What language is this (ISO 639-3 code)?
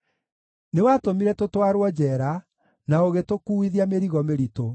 kik